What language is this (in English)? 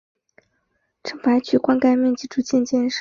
Chinese